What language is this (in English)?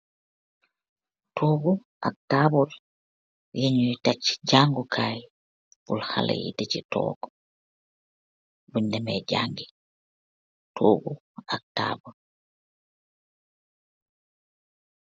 Wolof